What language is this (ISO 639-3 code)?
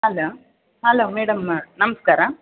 kan